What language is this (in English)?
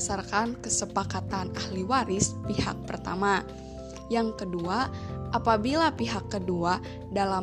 Indonesian